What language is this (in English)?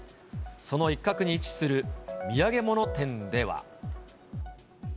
Japanese